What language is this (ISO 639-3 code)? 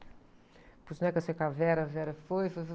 por